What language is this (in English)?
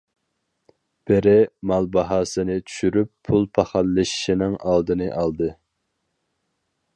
Uyghur